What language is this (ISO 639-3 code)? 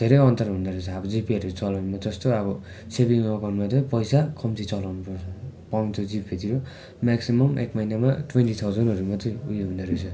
nep